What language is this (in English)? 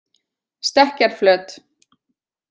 Icelandic